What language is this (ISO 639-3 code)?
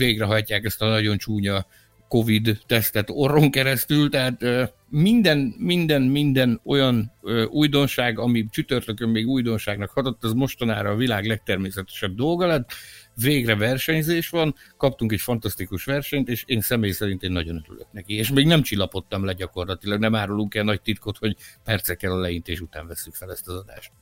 hun